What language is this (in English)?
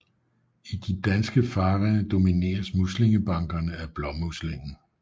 Danish